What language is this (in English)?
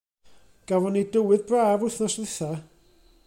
Welsh